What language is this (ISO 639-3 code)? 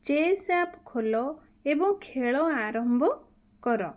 ori